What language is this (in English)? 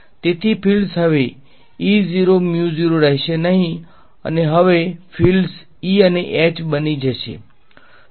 Gujarati